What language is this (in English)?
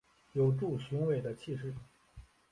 Chinese